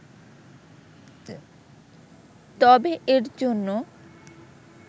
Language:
Bangla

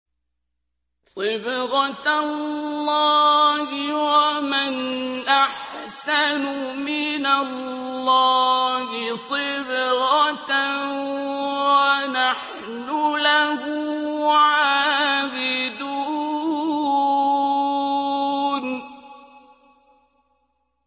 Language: Arabic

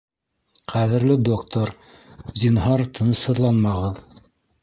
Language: Bashkir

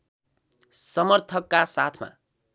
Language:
Nepali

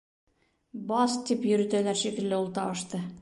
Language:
Bashkir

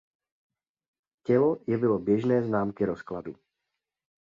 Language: Czech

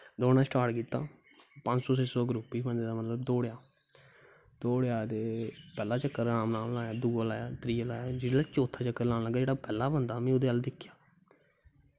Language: Dogri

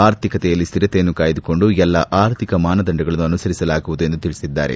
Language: Kannada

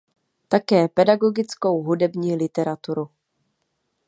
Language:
Czech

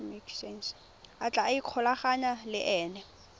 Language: Tswana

